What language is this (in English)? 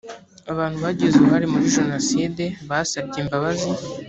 Kinyarwanda